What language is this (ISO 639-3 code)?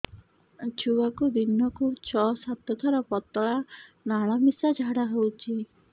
ori